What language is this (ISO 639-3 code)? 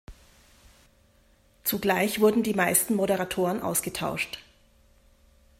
deu